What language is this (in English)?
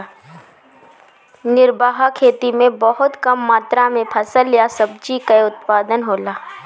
Bhojpuri